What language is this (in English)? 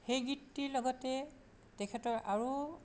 Assamese